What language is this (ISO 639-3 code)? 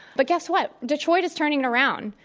eng